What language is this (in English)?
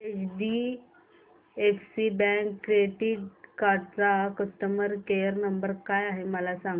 Marathi